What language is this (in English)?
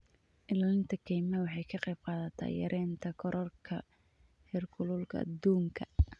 Somali